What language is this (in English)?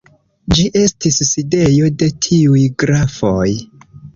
Esperanto